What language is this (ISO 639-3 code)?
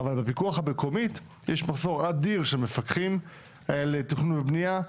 heb